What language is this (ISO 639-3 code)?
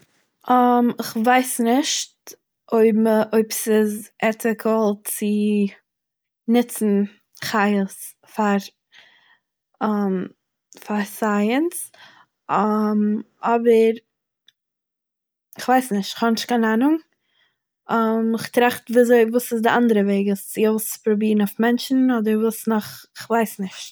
yid